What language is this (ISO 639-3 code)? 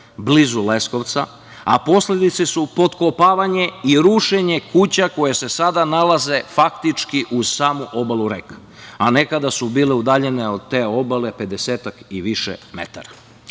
srp